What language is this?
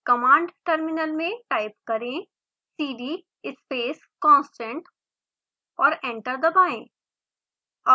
Hindi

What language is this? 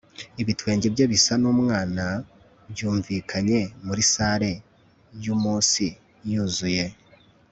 Kinyarwanda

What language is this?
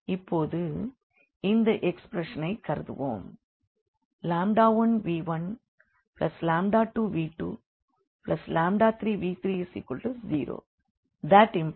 Tamil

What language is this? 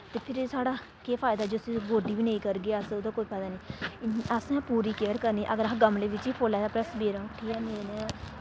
Dogri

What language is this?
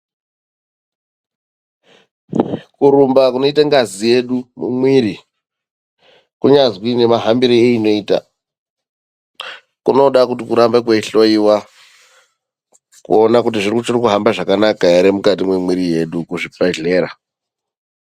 Ndau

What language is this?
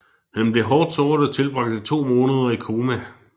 Danish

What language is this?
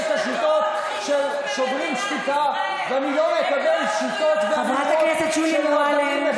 Hebrew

